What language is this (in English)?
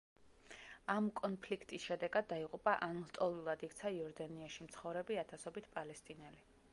Georgian